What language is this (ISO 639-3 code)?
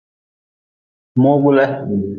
nmz